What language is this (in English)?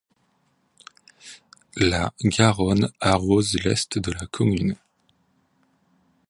French